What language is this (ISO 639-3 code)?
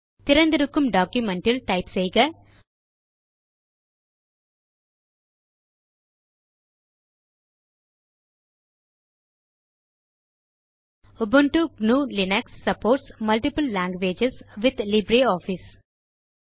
tam